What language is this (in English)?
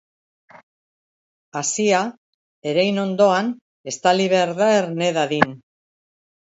Basque